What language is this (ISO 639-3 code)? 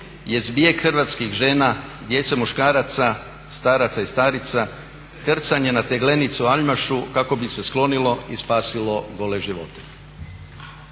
hrv